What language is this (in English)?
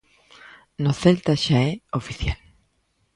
Galician